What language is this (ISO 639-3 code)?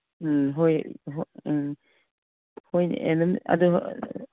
mni